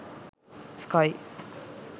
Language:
Sinhala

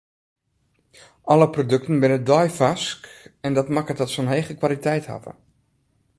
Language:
Western Frisian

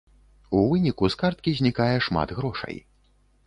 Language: Belarusian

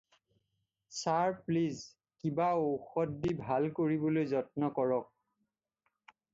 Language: Assamese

